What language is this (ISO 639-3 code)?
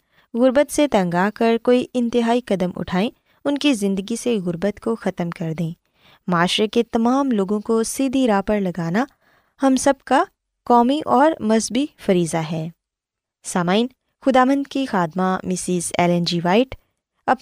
urd